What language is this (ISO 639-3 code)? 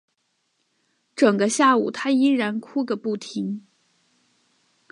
zho